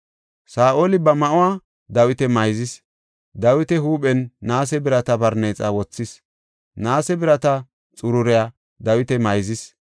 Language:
Gofa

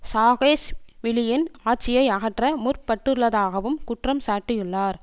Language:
Tamil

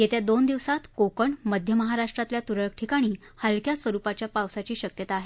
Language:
Marathi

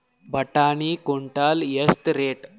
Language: Kannada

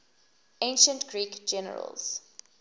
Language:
English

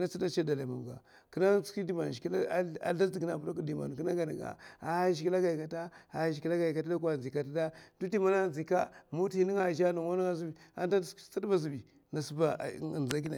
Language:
Mafa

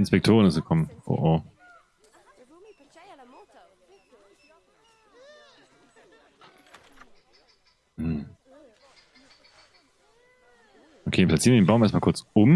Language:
German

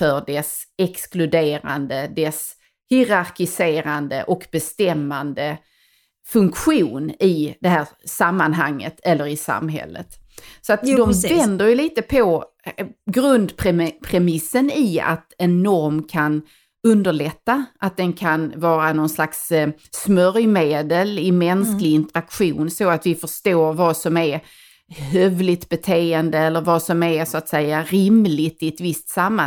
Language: Swedish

